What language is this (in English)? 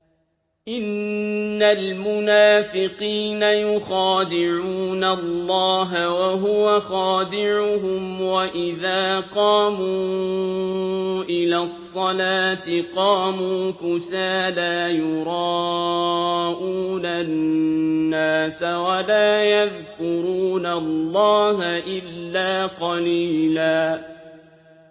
Arabic